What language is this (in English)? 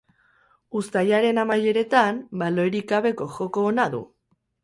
Basque